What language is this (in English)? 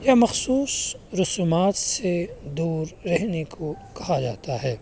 Urdu